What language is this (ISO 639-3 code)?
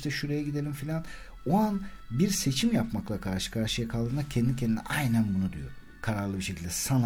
tur